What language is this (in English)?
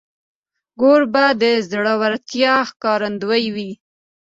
Pashto